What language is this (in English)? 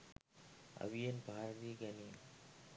Sinhala